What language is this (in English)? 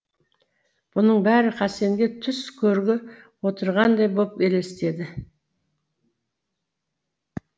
Kazakh